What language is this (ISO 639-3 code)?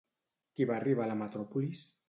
cat